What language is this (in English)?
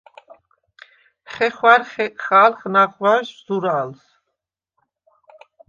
Svan